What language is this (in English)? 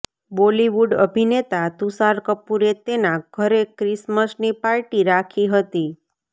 Gujarati